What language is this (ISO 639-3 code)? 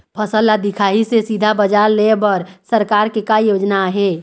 hne